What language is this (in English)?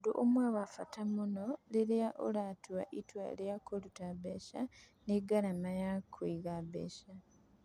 Kikuyu